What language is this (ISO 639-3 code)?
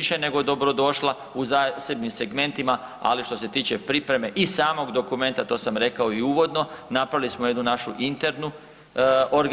hrv